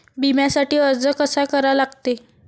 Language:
Marathi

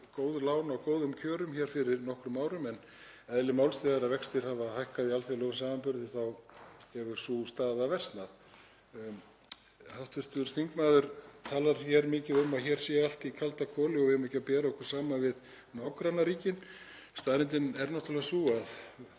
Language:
Icelandic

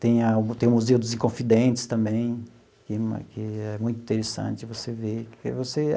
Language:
Portuguese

